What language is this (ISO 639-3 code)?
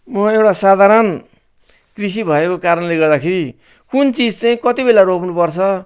nep